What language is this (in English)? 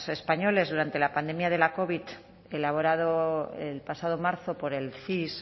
Spanish